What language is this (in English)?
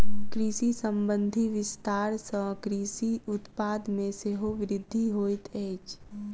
Maithili